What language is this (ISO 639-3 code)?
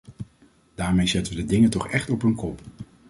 nld